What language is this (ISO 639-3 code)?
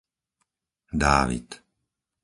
slk